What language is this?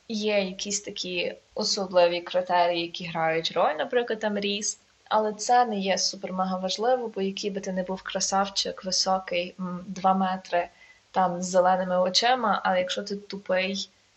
Ukrainian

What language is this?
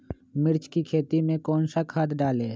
Magahi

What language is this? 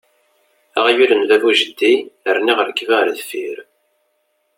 Kabyle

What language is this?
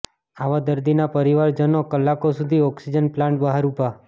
Gujarati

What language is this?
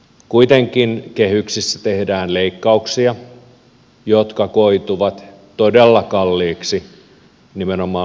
Finnish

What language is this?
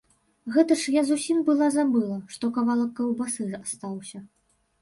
Belarusian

